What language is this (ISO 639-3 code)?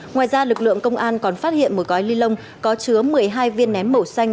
vie